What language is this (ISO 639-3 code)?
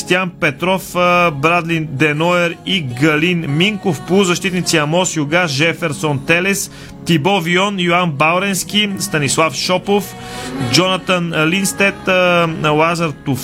bul